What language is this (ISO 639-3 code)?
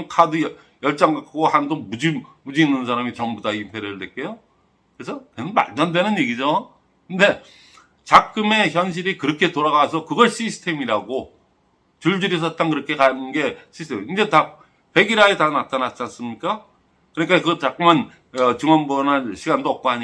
kor